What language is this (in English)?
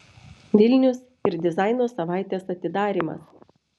Lithuanian